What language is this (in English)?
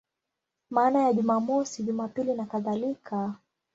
Swahili